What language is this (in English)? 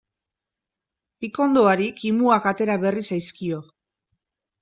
Basque